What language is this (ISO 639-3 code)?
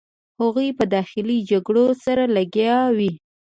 pus